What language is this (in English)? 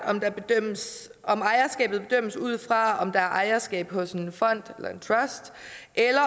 Danish